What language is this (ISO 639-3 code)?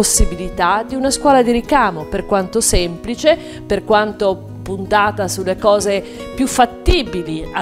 ita